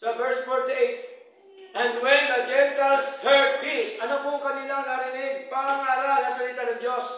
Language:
Filipino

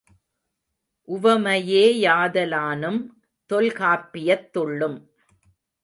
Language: Tamil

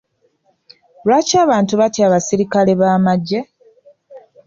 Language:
Ganda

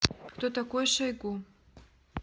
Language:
Russian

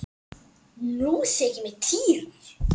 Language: Icelandic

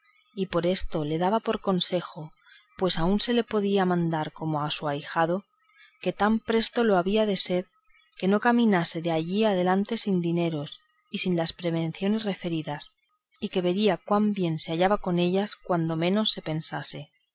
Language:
Spanish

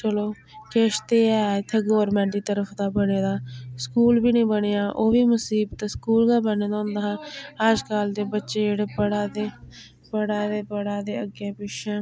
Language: Dogri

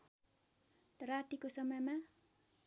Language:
Nepali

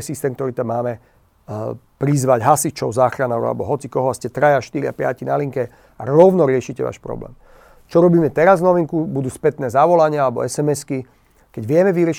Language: Slovak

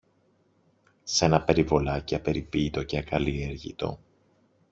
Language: Greek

